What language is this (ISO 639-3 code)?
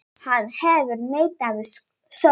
isl